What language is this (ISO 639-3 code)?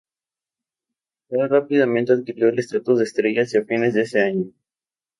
spa